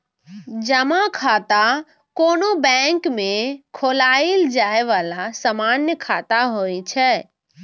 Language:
Maithili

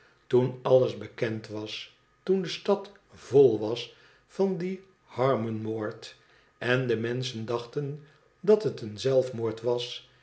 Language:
Dutch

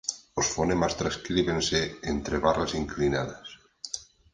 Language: Galician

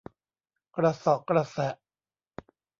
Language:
Thai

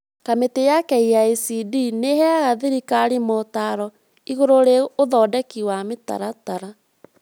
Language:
Kikuyu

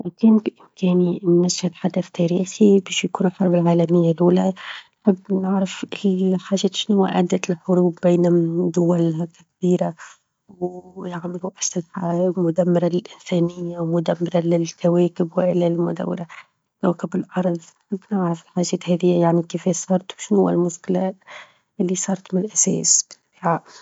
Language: Tunisian Arabic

